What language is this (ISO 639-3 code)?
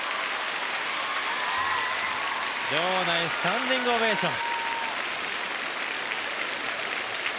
jpn